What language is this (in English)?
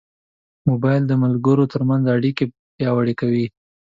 Pashto